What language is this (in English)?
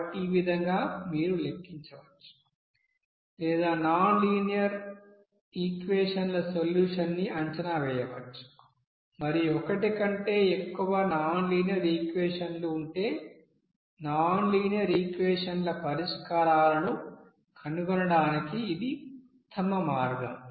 Telugu